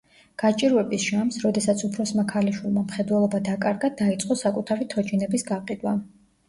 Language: Georgian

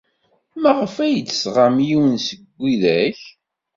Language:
Kabyle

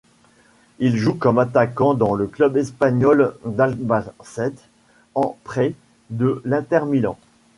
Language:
French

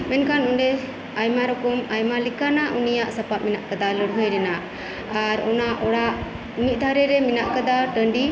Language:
Santali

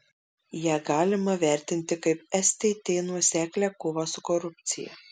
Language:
Lithuanian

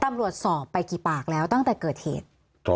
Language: Thai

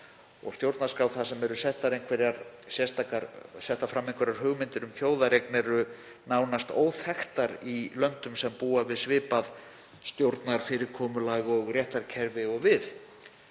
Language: Icelandic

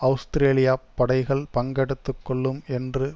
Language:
Tamil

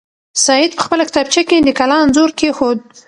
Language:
Pashto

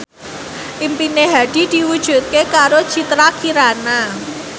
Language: Javanese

